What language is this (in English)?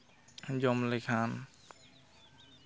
Santali